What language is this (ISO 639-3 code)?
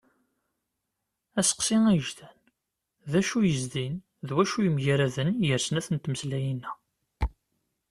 kab